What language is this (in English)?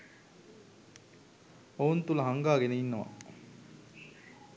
Sinhala